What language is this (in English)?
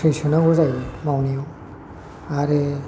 Bodo